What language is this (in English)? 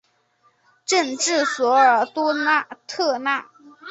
Chinese